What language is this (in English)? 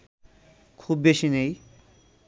Bangla